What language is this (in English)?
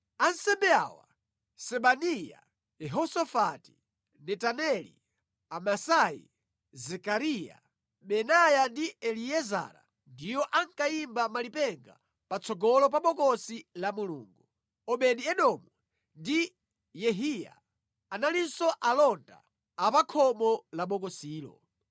Nyanja